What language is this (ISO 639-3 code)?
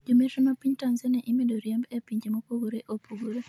luo